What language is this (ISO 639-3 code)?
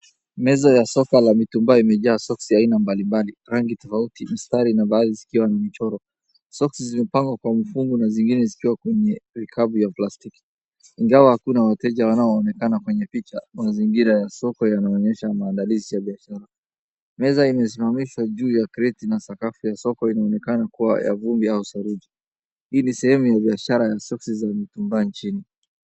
swa